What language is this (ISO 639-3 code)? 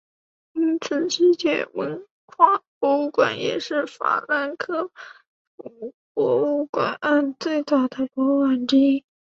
zho